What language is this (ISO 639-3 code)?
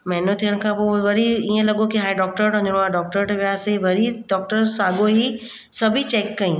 snd